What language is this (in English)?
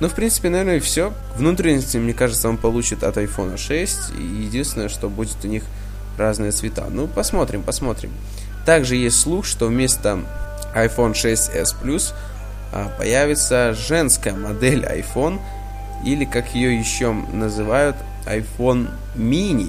Russian